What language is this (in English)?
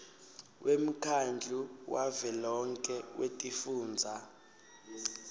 Swati